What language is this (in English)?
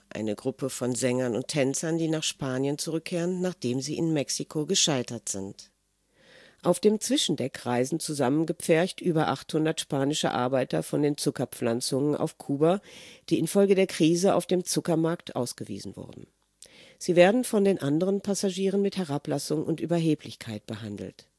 German